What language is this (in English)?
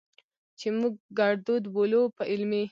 Pashto